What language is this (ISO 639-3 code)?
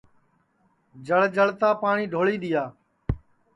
ssi